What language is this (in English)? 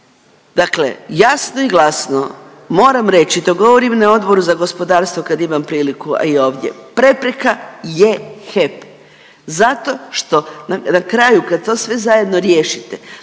Croatian